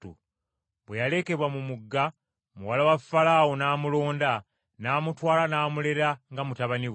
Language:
Ganda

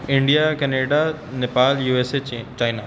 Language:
Punjabi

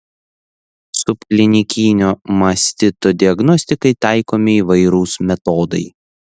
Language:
Lithuanian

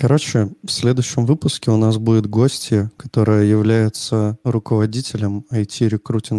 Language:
Russian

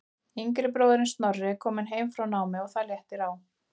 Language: Icelandic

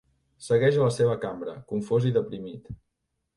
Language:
Catalan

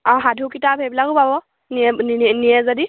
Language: Assamese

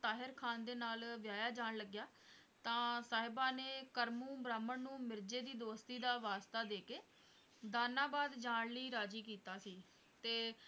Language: Punjabi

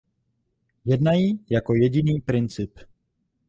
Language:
Czech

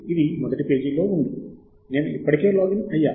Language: Telugu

